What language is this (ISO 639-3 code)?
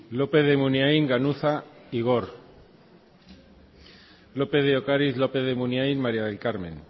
eus